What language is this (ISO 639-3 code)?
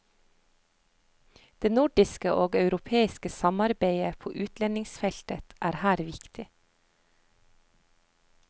nor